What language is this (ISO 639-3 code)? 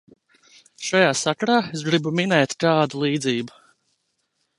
lav